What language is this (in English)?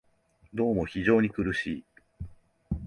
Japanese